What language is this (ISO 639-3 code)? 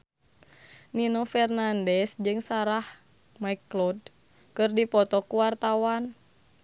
sun